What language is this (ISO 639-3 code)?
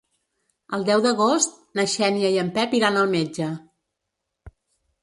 cat